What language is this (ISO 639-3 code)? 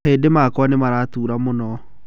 kik